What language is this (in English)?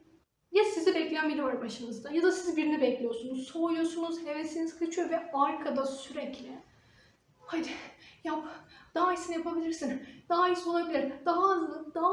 Turkish